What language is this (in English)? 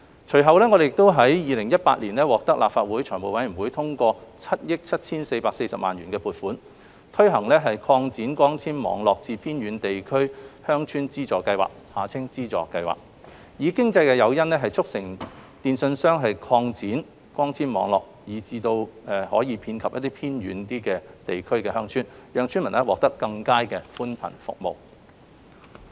Cantonese